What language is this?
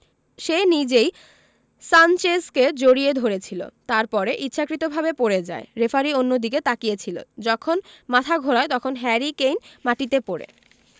Bangla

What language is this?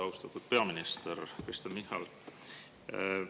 Estonian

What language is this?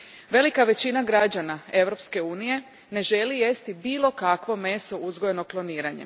Croatian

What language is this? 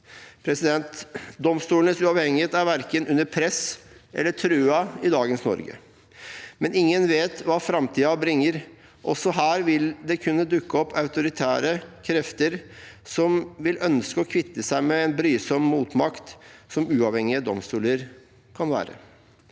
Norwegian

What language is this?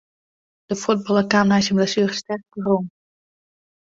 Western Frisian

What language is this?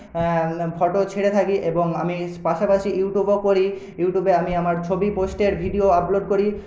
Bangla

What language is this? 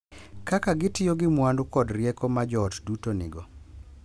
Luo (Kenya and Tanzania)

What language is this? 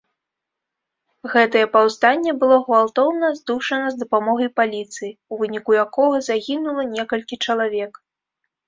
Belarusian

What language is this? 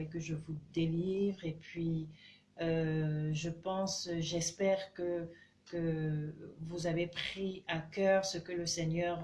French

